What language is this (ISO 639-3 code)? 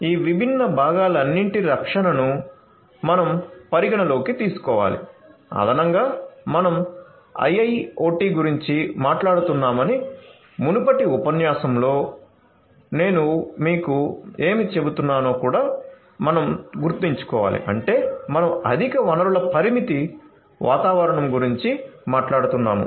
tel